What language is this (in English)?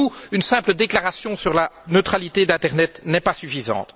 French